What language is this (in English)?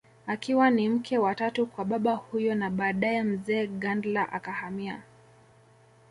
Swahili